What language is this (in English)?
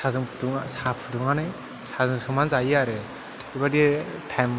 Bodo